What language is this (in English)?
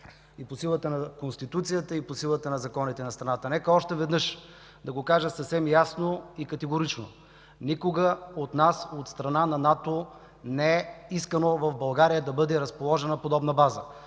Bulgarian